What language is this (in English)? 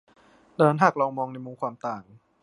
Thai